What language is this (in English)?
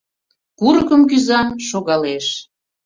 Mari